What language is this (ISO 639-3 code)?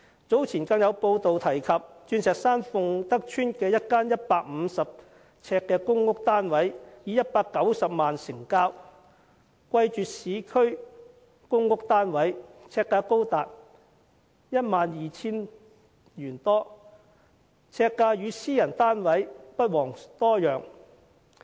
yue